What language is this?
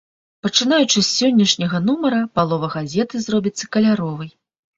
Belarusian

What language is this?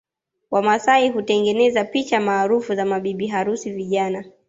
Swahili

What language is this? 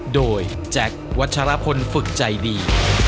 Thai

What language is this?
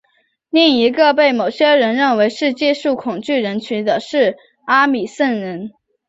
Chinese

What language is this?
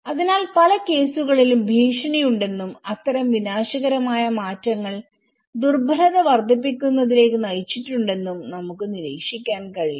Malayalam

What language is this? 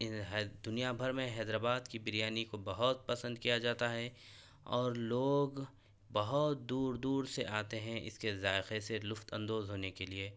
Urdu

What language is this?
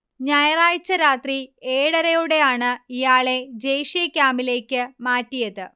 Malayalam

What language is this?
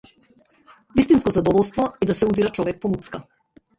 Macedonian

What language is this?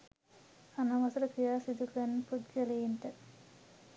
Sinhala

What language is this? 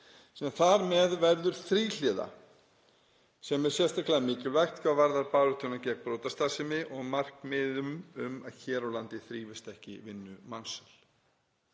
Icelandic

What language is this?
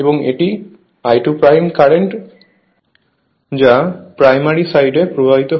Bangla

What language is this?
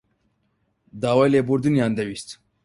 Central Kurdish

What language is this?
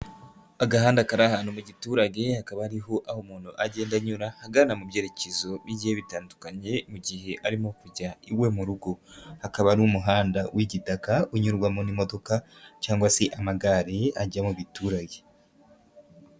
Kinyarwanda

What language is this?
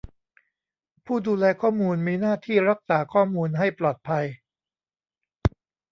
Thai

